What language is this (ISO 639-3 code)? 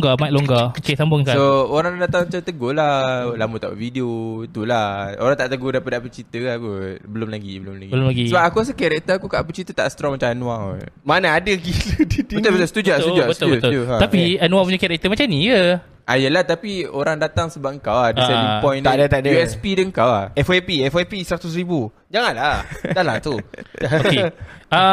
msa